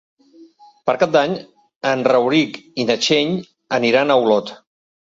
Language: Catalan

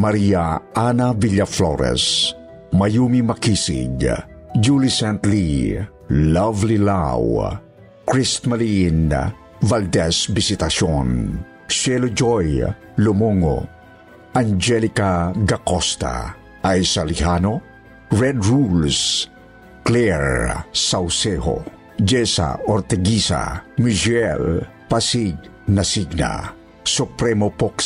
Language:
Filipino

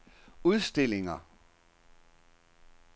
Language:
Danish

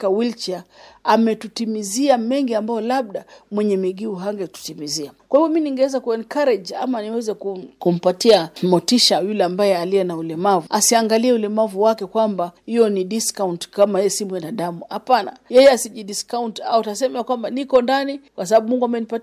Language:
Swahili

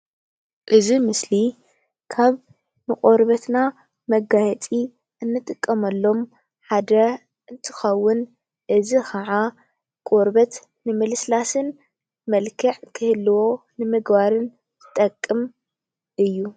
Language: Tigrinya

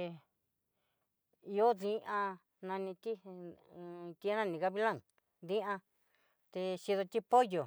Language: Southeastern Nochixtlán Mixtec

